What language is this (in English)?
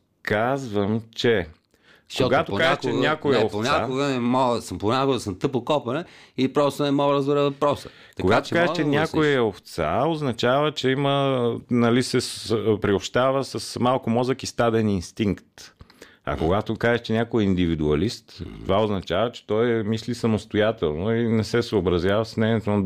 Bulgarian